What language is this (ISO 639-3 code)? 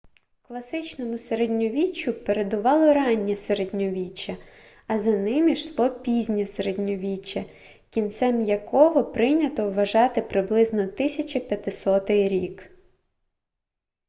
ukr